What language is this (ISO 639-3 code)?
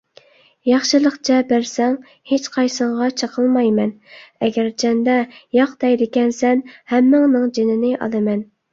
uig